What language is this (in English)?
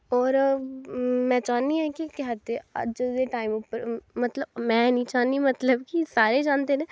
Dogri